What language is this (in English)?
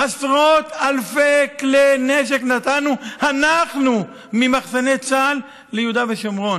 Hebrew